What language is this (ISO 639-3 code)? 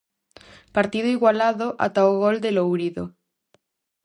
glg